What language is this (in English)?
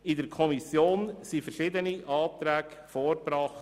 Swiss German